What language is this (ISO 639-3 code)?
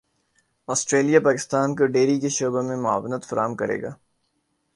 urd